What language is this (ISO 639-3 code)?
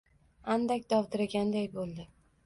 uzb